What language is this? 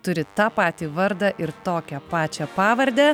Lithuanian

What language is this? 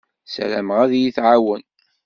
Kabyle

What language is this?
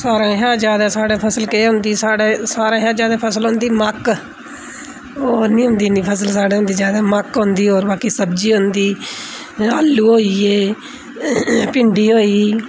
Dogri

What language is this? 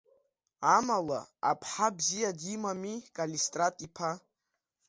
Abkhazian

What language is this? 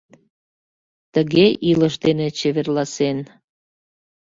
Mari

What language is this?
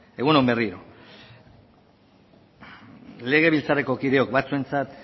Basque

